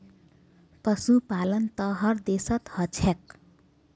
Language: Magahi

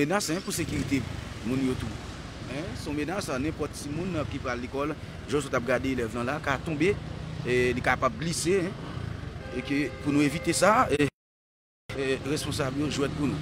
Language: French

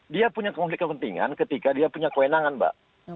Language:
Indonesian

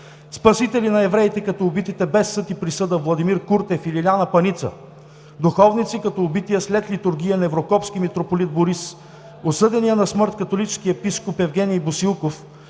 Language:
Bulgarian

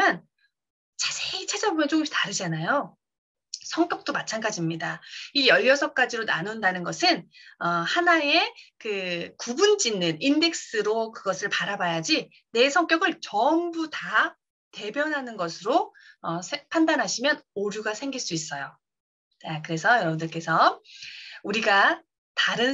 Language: Korean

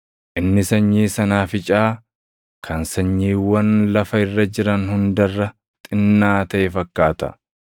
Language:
Oromo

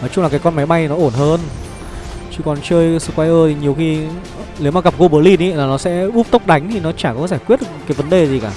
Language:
Vietnamese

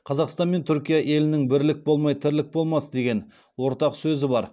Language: Kazakh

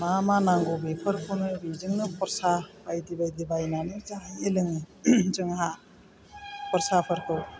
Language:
Bodo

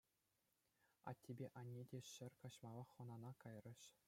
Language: Chuvash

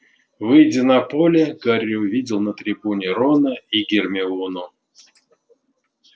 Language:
Russian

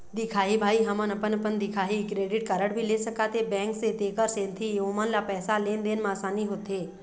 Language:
Chhattisgarhi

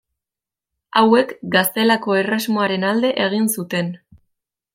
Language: Basque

